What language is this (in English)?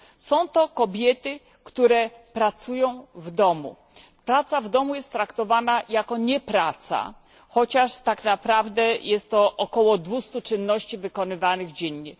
Polish